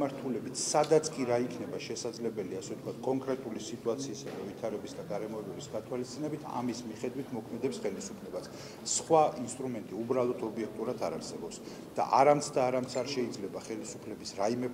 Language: Romanian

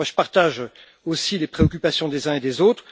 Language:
French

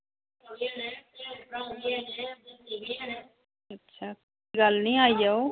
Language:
Dogri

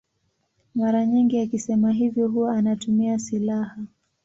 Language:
Swahili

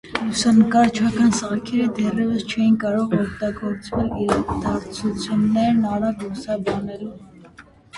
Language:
Armenian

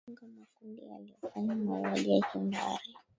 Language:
Swahili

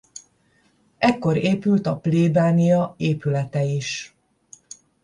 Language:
Hungarian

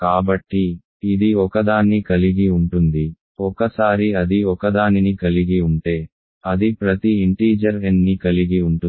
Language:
Telugu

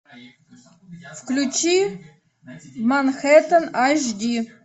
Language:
Russian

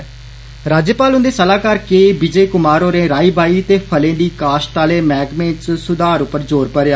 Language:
Dogri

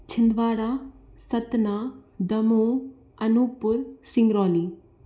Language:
Hindi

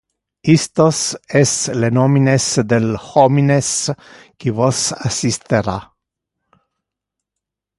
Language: Interlingua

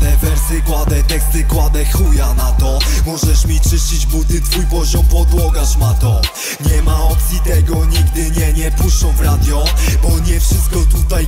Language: Polish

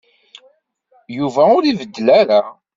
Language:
Kabyle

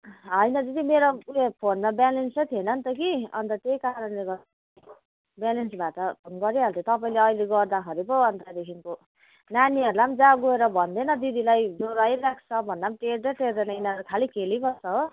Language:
Nepali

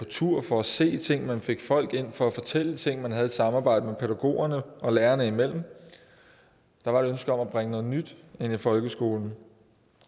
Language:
Danish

